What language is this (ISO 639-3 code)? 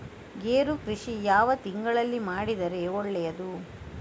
kan